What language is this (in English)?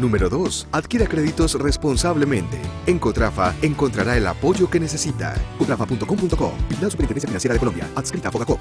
Spanish